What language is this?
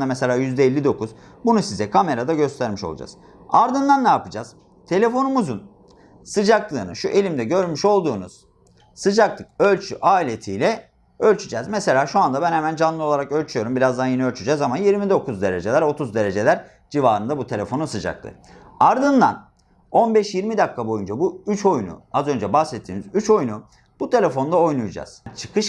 Turkish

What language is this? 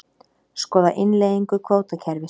Icelandic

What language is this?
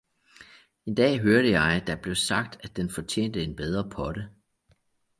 Danish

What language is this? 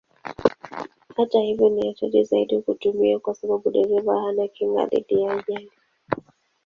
Swahili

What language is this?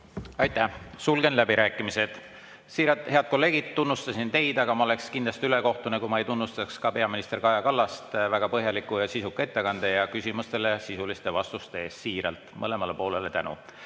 Estonian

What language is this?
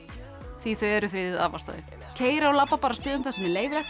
Icelandic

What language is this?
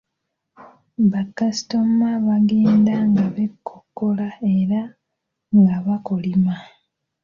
Ganda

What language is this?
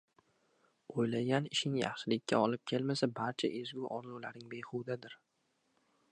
Uzbek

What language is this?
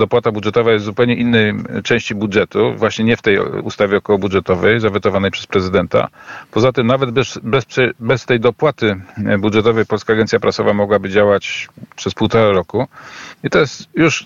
Polish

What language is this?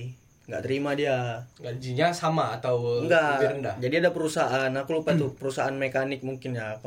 Indonesian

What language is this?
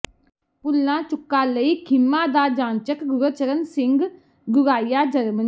Punjabi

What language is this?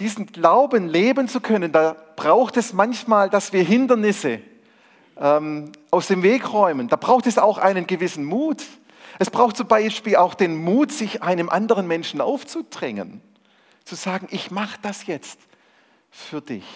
German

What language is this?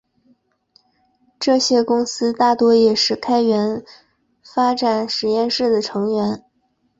Chinese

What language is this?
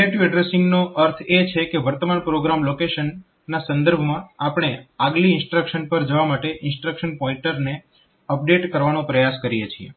Gujarati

